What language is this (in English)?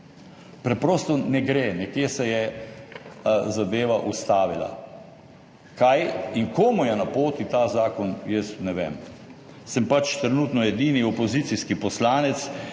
Slovenian